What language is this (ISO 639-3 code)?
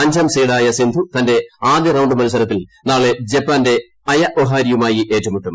mal